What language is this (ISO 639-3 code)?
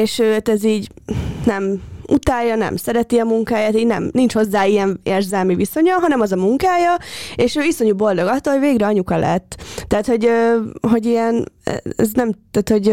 hun